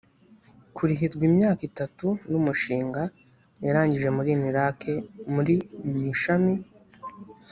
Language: Kinyarwanda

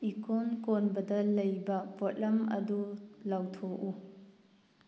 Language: Manipuri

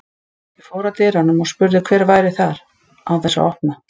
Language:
Icelandic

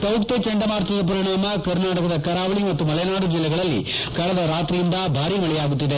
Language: Kannada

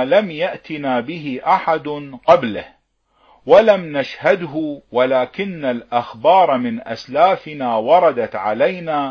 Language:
Arabic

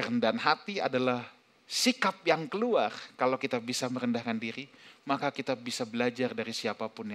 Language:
Indonesian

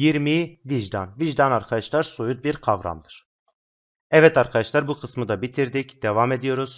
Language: Turkish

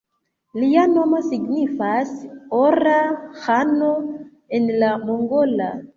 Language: Esperanto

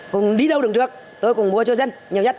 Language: Vietnamese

